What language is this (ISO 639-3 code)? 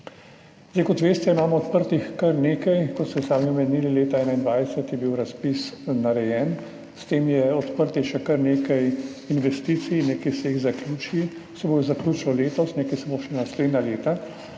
slv